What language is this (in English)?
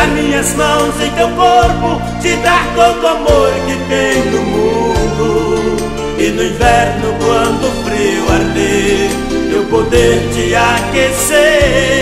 Spanish